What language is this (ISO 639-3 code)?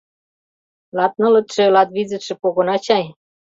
chm